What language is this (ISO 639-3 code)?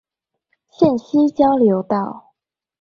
zho